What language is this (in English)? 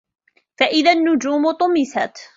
Arabic